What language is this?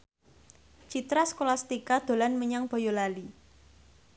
Javanese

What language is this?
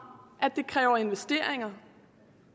Danish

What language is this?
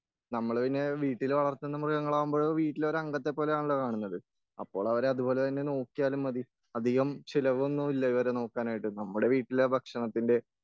Malayalam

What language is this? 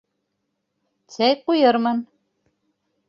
Bashkir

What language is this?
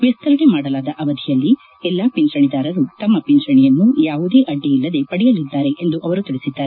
Kannada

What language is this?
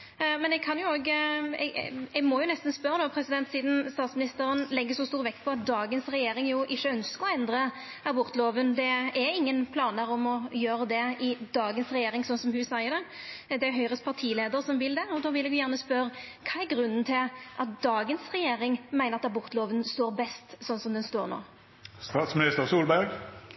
Norwegian Nynorsk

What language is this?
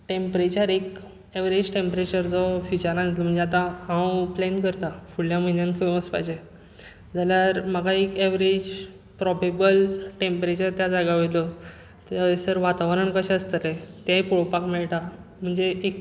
Konkani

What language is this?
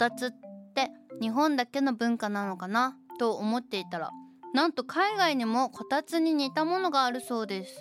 Japanese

